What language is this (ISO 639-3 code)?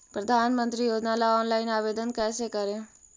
mag